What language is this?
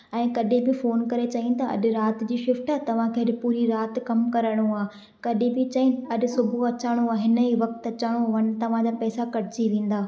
Sindhi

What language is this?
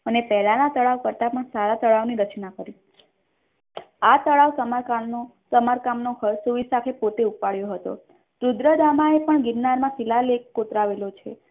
Gujarati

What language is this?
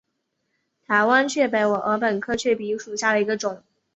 Chinese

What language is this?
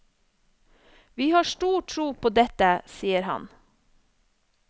Norwegian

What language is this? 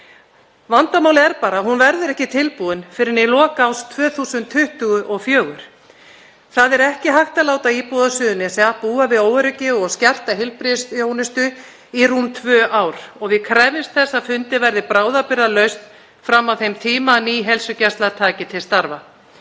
Icelandic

